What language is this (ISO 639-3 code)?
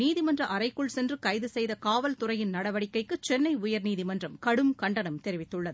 tam